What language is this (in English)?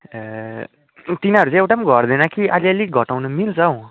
Nepali